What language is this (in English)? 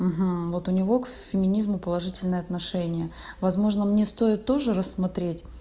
Russian